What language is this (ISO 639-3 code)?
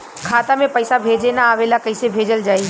bho